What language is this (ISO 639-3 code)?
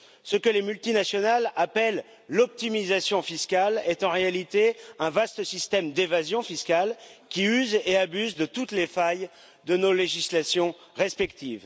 fra